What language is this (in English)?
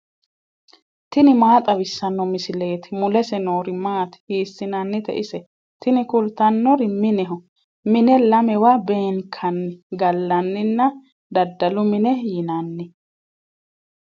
Sidamo